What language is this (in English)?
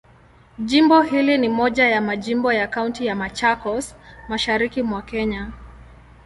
Swahili